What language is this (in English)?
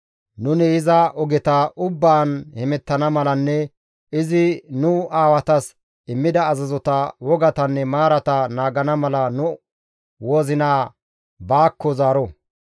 Gamo